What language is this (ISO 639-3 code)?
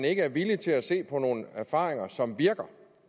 dan